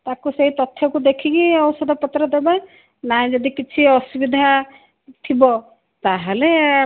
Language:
Odia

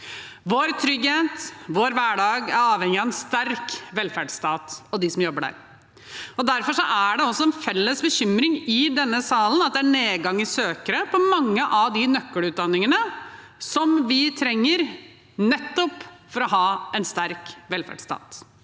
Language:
Norwegian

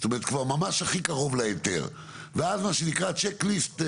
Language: Hebrew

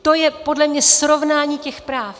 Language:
Czech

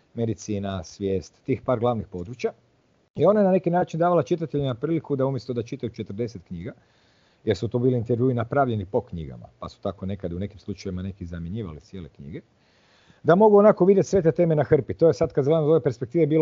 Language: Croatian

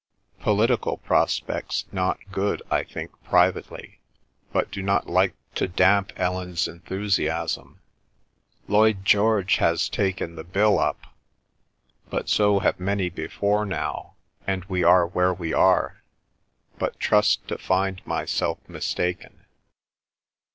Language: English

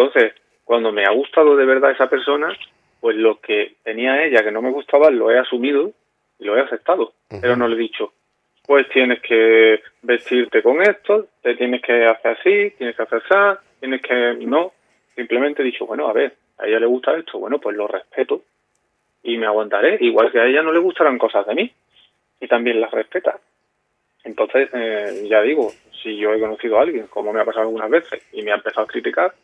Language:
Spanish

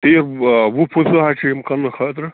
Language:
Kashmiri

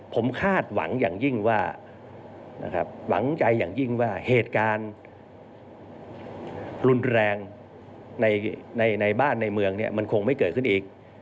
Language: Thai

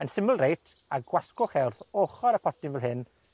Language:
Welsh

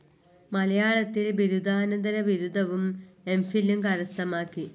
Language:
Malayalam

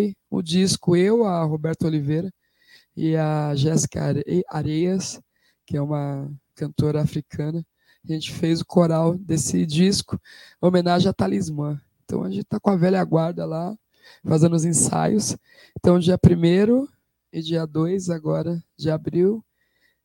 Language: Portuguese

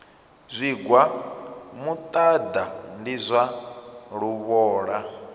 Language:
Venda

